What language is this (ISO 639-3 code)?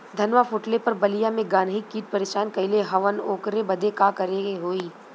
bho